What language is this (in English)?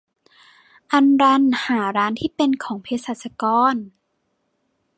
Thai